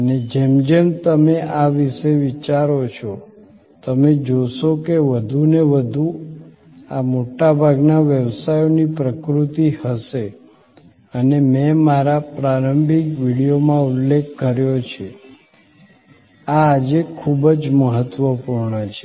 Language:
Gujarati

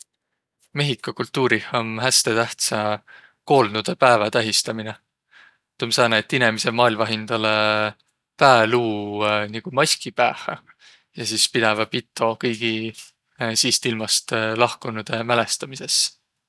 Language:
Võro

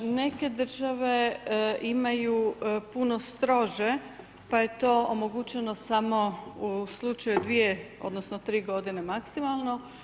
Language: Croatian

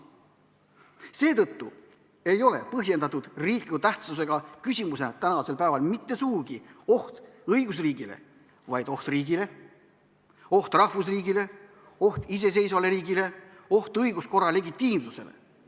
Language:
Estonian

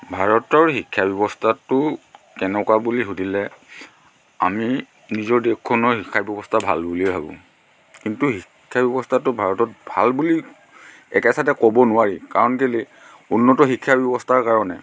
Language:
Assamese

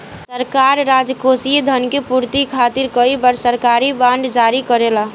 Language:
Bhojpuri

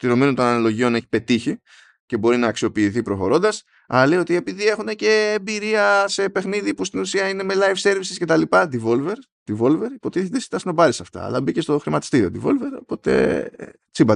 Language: Greek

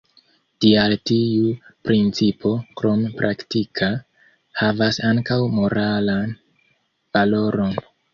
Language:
Esperanto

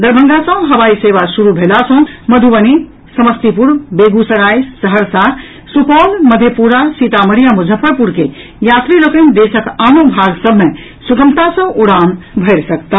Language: Maithili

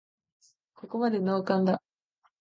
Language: Japanese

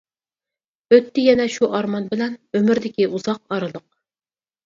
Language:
Uyghur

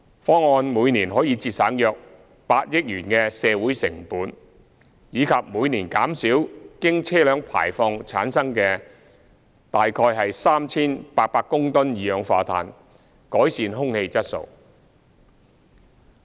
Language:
Cantonese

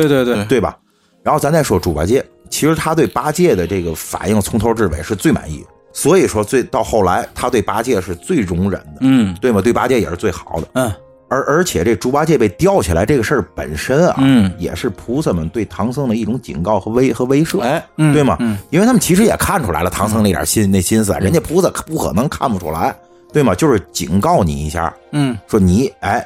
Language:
Chinese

